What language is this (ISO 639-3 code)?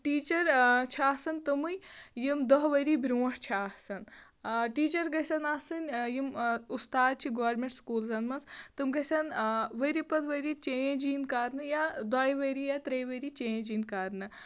kas